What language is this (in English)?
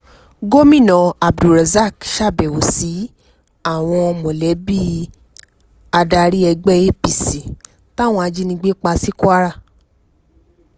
Yoruba